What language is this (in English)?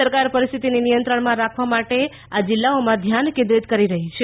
Gujarati